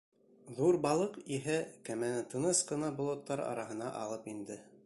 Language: Bashkir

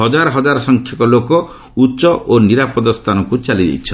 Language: Odia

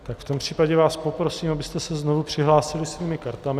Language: Czech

